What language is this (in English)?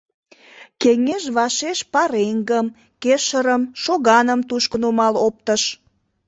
Mari